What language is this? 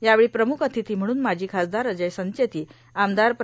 Marathi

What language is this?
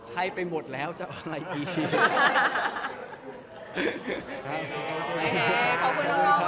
Thai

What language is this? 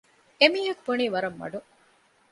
Divehi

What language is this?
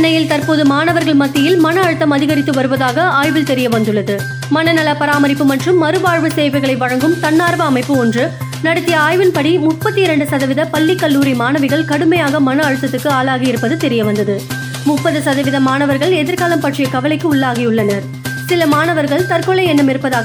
Tamil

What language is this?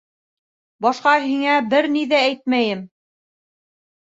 Bashkir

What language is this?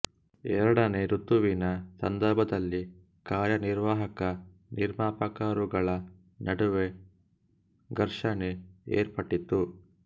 Kannada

